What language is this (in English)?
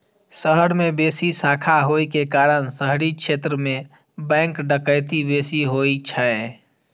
Maithili